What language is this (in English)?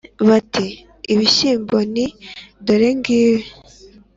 Kinyarwanda